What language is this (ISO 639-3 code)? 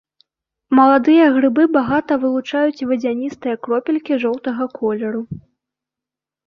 bel